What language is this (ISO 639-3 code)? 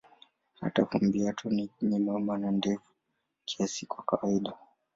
swa